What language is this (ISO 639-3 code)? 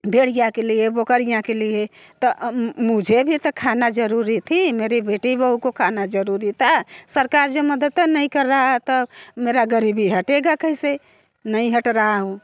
hin